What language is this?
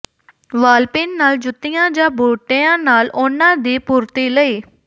Punjabi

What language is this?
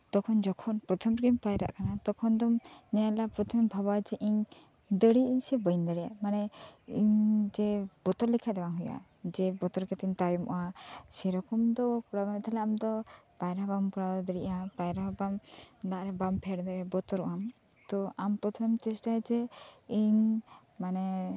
Santali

